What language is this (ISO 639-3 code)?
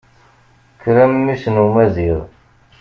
kab